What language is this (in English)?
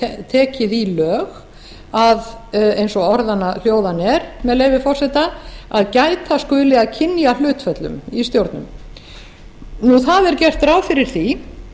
Icelandic